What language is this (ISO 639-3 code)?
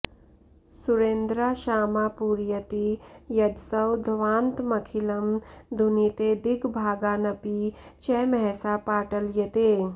san